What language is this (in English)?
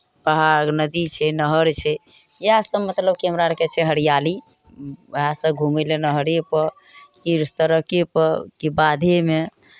Maithili